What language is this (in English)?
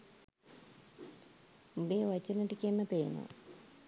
Sinhala